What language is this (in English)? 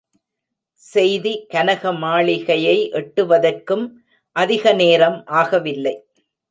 Tamil